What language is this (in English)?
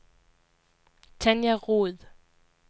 Danish